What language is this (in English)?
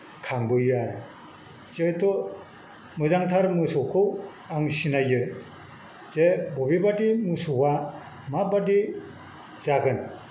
Bodo